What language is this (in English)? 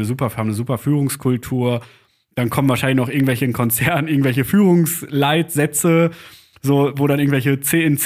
German